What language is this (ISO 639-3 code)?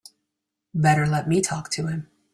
eng